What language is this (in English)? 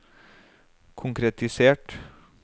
Norwegian